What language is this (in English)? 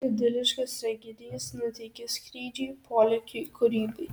Lithuanian